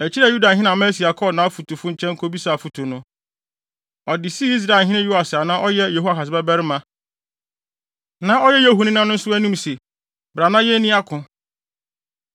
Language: Akan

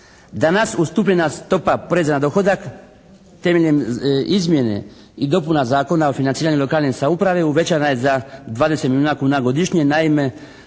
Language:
Croatian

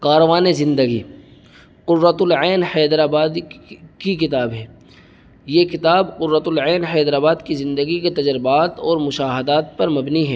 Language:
Urdu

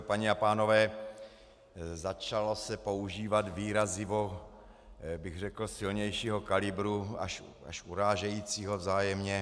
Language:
Czech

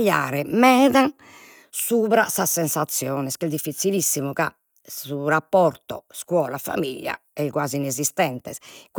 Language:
Sardinian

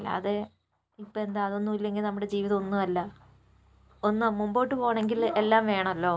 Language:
Malayalam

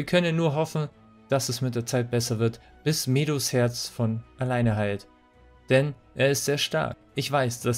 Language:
German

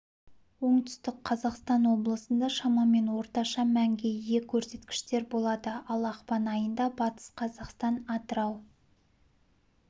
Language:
Kazakh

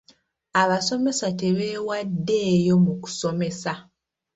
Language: Ganda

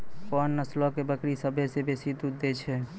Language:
Maithili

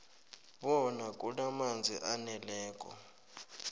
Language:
South Ndebele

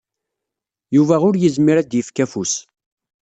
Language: Kabyle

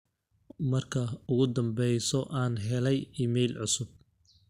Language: Somali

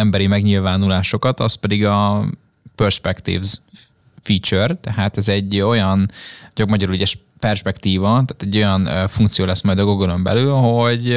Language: Hungarian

